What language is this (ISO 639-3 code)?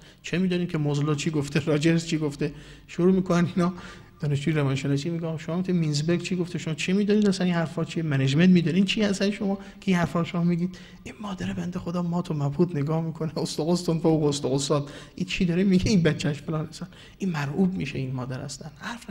fas